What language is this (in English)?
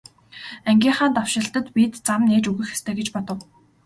Mongolian